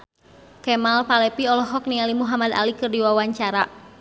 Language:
Sundanese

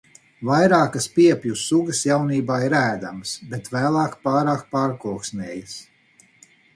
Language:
Latvian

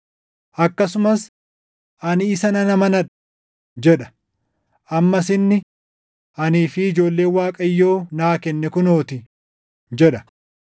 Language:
Oromo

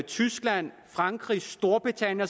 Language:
Danish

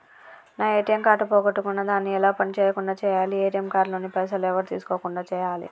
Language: Telugu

